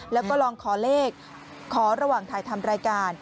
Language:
Thai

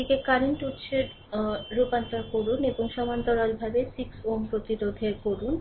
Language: Bangla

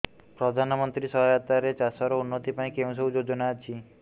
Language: Odia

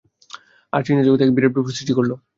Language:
Bangla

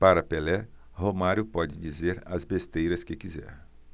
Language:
Portuguese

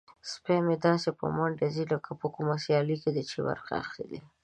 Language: Pashto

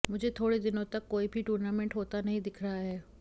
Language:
Hindi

